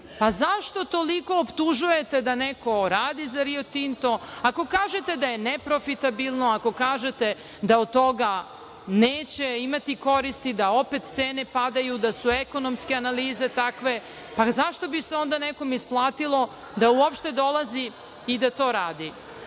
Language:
Serbian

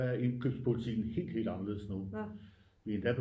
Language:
Danish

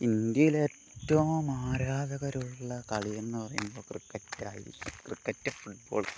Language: Malayalam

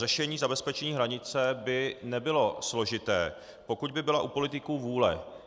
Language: Czech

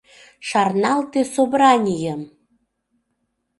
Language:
Mari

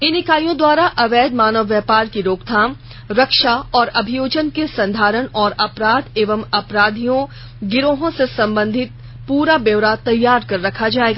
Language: Hindi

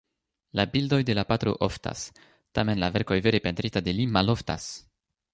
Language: Esperanto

